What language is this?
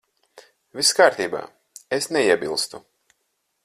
Latvian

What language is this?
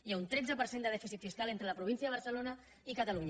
Catalan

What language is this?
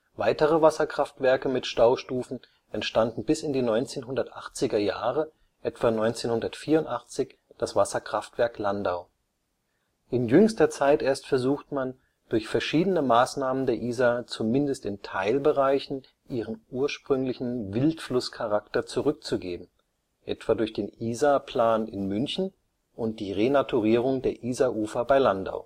German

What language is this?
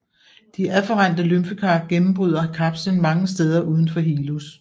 Danish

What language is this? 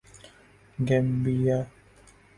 Urdu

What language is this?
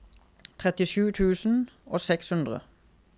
Norwegian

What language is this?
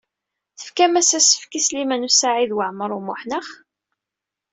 Kabyle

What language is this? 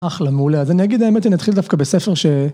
Hebrew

